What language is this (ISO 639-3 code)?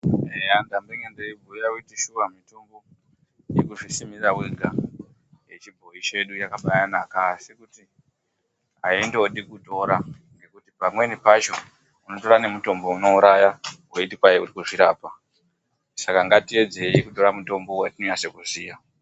ndc